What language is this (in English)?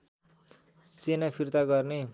Nepali